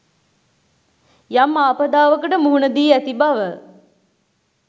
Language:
Sinhala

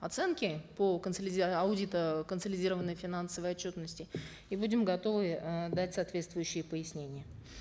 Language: Kazakh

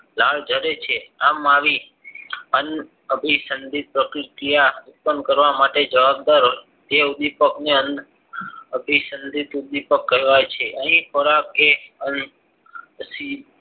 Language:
Gujarati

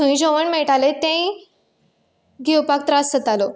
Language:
Konkani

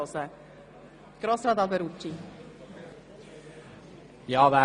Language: Swiss German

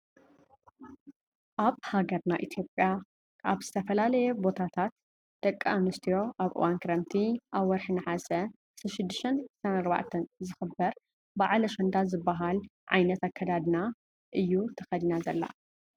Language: Tigrinya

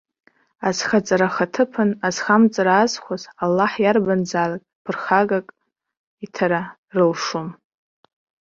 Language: Abkhazian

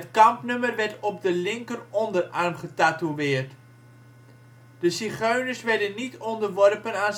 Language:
Dutch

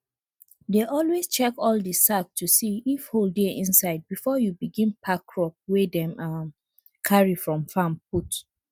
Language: Nigerian Pidgin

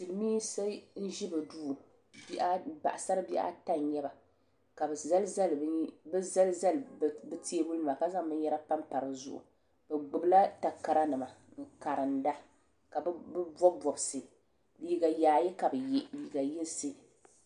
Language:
Dagbani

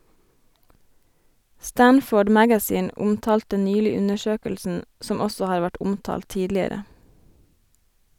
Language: Norwegian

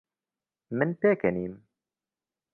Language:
Central Kurdish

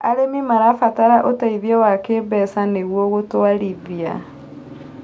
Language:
Kikuyu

